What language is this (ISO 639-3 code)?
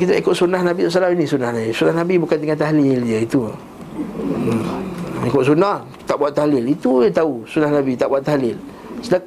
msa